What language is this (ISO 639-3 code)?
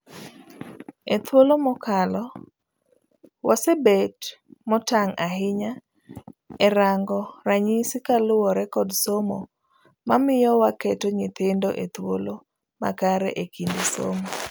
luo